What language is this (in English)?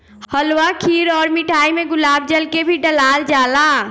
Bhojpuri